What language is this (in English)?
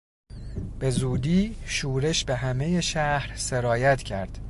Persian